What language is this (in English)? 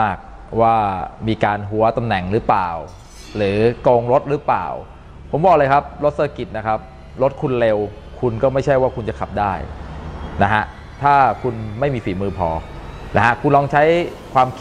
Thai